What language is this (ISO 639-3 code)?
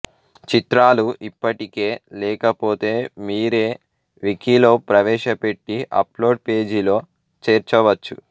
tel